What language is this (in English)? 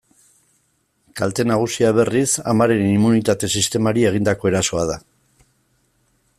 Basque